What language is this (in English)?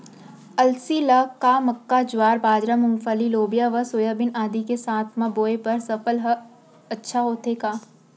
Chhattisgarhi